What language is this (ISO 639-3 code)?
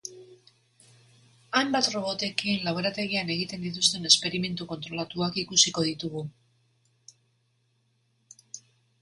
eus